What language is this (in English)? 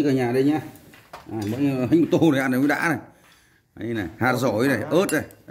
Vietnamese